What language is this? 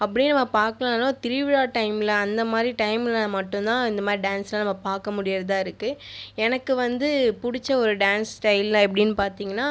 Tamil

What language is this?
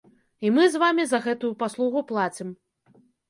Belarusian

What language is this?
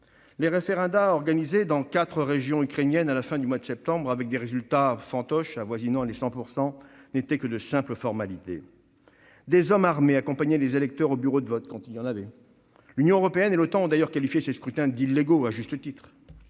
French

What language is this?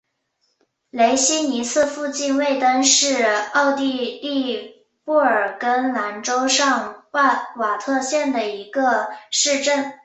Chinese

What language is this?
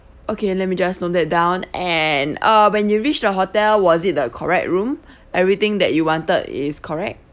English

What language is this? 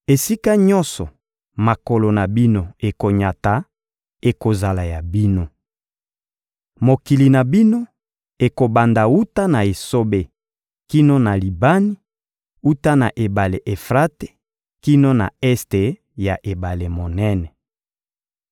Lingala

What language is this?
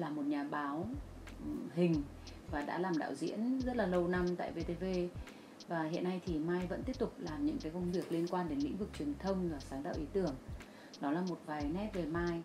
Vietnamese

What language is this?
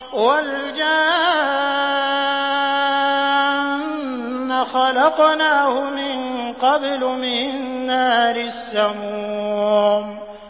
Arabic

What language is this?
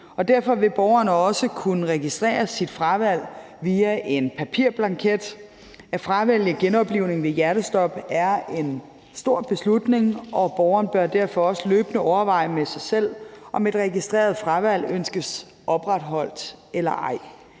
Danish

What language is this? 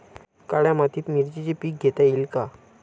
Marathi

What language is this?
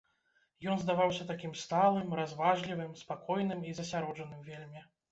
Belarusian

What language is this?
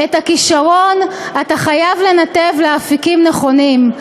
Hebrew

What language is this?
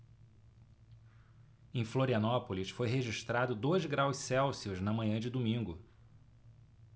Portuguese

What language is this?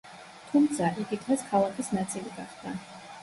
Georgian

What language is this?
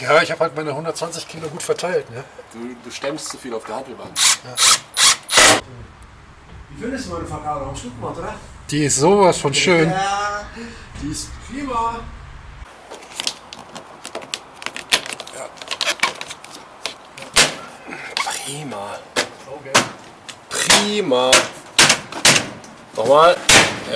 German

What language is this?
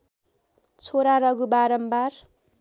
Nepali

